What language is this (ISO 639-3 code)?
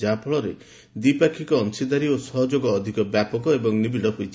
ori